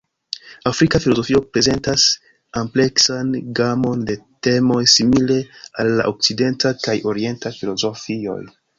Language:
Esperanto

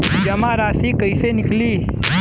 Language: Bhojpuri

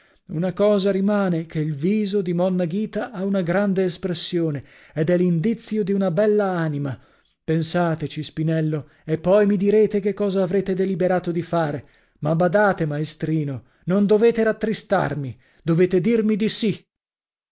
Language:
Italian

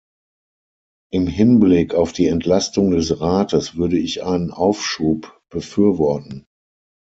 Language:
German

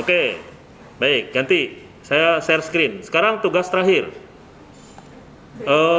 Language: Indonesian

